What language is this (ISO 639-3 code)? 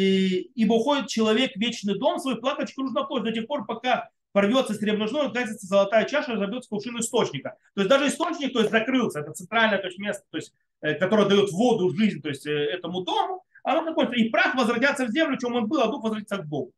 rus